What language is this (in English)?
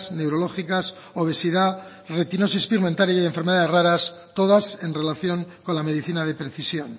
Spanish